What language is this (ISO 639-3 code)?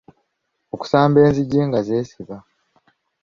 lug